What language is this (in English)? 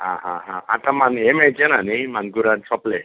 Konkani